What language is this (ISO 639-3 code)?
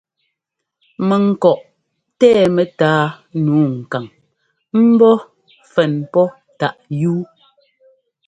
jgo